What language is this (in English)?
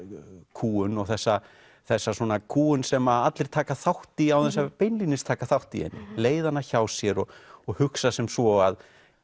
Icelandic